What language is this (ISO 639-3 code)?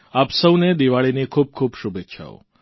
guj